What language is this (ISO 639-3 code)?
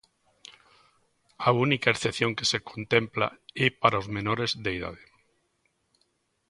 glg